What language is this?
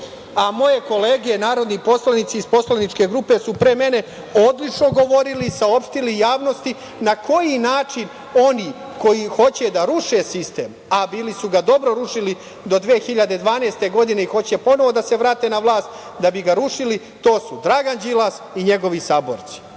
Serbian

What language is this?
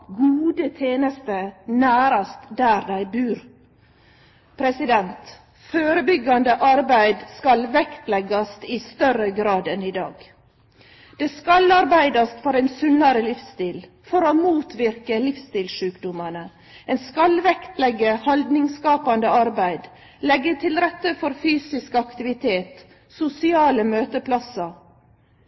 Norwegian Nynorsk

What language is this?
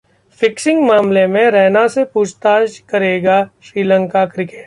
Hindi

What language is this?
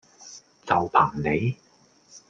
Cantonese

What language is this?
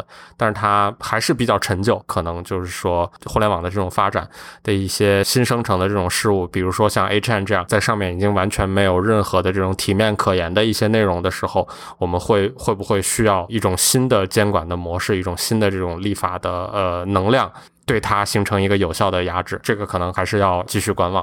Chinese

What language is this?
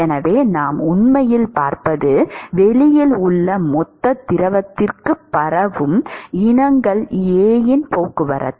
Tamil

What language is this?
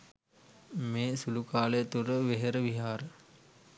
Sinhala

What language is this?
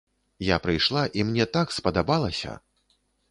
Belarusian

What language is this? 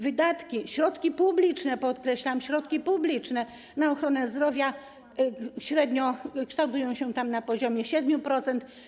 Polish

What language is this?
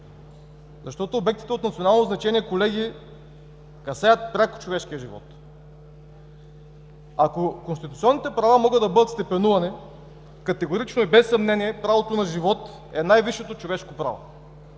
Bulgarian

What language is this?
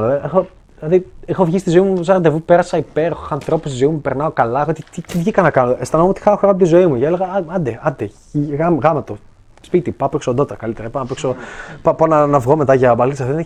Greek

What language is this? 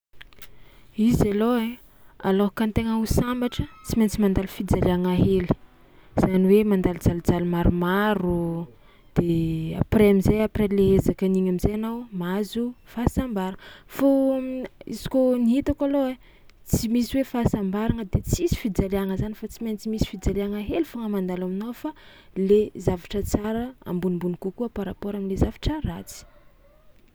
Tsimihety Malagasy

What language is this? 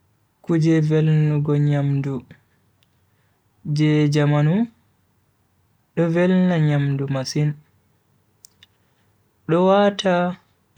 Bagirmi Fulfulde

